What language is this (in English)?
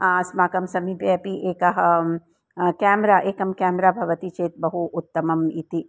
Sanskrit